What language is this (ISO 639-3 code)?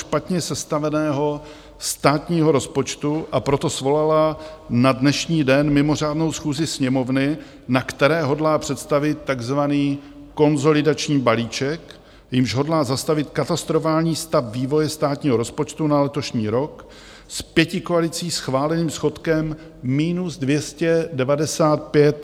ces